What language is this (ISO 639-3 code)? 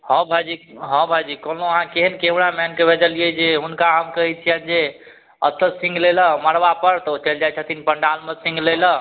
mai